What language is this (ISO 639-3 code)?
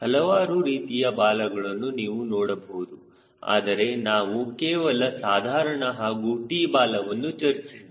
kan